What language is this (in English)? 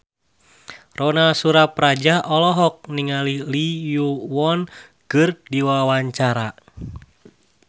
Sundanese